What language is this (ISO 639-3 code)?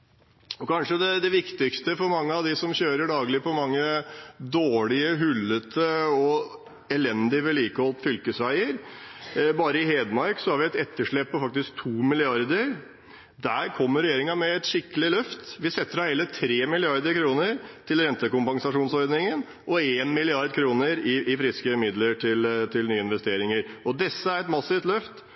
nob